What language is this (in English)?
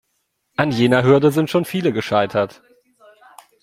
German